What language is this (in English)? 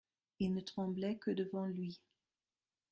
French